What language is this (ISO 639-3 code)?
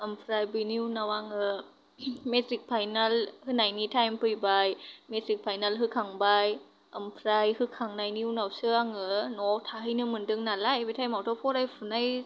brx